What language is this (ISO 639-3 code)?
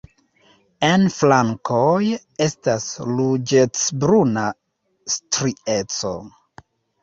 epo